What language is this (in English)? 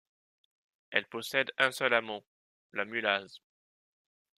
French